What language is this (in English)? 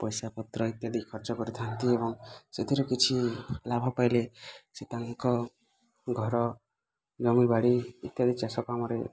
Odia